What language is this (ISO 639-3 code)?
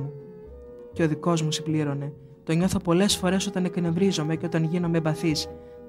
ell